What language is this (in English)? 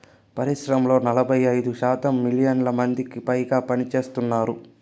Telugu